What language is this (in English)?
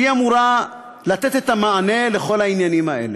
Hebrew